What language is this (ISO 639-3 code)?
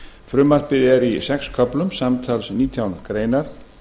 isl